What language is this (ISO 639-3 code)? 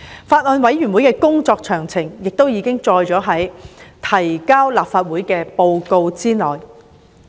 yue